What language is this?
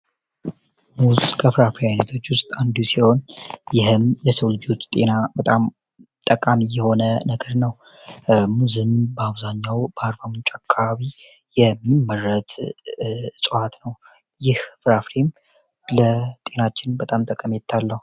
Amharic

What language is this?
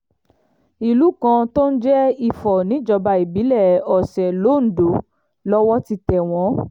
Yoruba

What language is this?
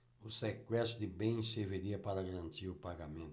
Portuguese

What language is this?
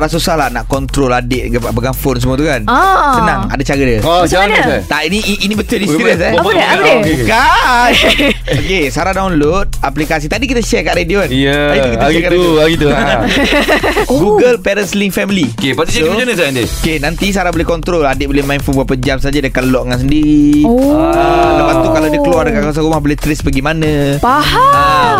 Malay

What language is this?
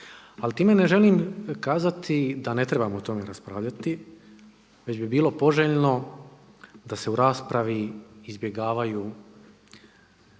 Croatian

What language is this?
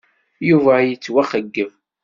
Kabyle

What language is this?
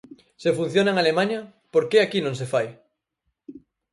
Galician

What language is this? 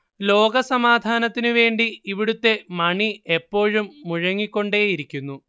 Malayalam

